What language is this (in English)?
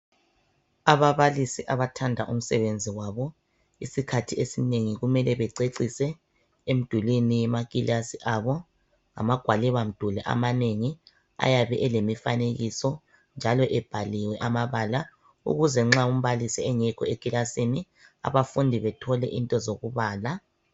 North Ndebele